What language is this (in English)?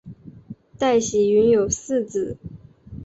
Chinese